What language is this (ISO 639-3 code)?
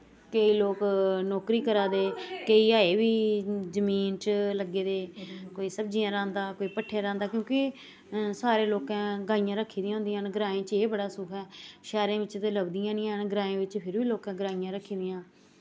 doi